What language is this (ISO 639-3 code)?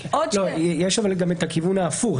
heb